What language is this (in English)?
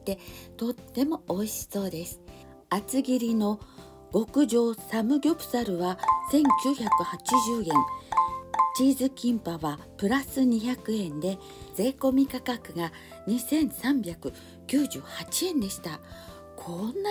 Japanese